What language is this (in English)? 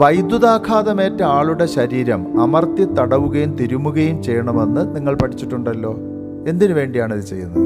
Malayalam